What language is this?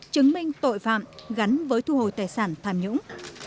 Vietnamese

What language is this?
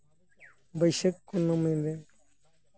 Santali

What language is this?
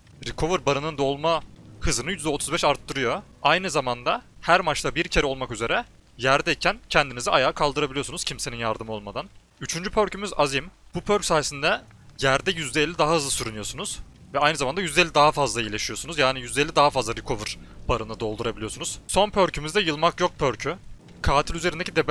Turkish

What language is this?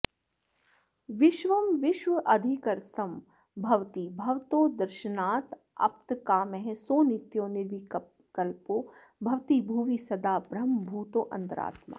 Sanskrit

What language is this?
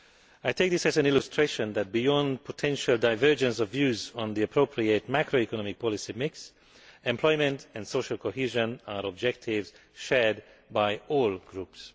English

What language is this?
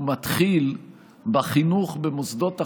Hebrew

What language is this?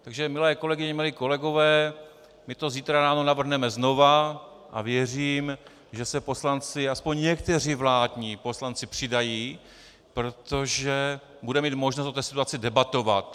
Czech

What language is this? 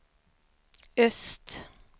Swedish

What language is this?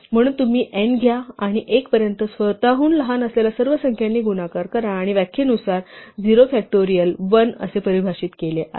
Marathi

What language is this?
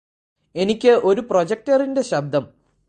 Malayalam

